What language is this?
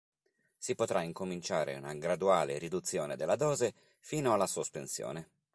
Italian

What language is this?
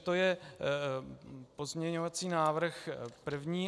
Czech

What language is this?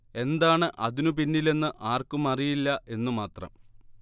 Malayalam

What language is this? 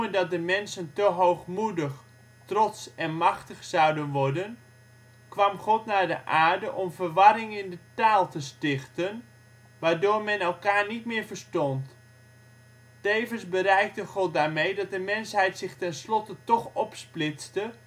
Dutch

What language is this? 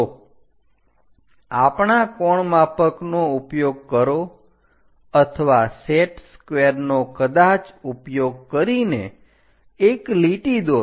Gujarati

